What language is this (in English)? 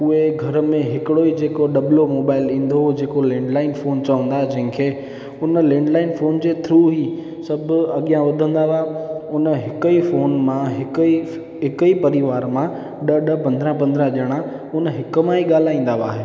Sindhi